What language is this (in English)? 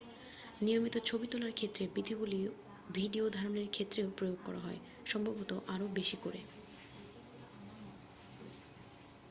Bangla